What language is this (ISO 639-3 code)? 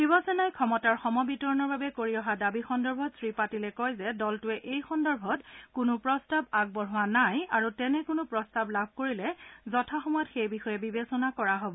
asm